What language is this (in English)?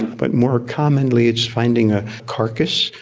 English